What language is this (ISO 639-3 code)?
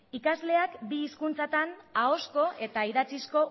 eus